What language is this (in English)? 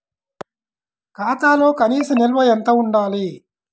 Telugu